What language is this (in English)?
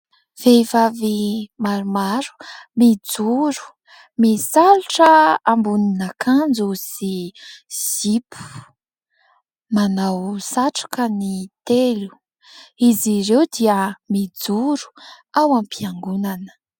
Malagasy